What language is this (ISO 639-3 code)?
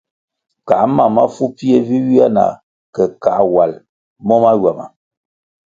nmg